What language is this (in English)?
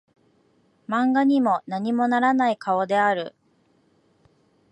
Japanese